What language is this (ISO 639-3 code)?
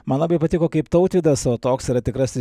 lit